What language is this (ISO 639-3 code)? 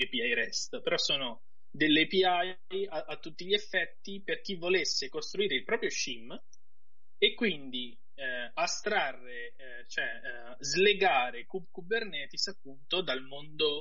ita